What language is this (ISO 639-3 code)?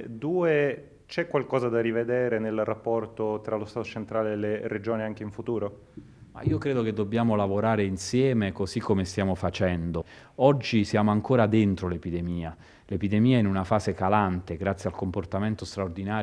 ita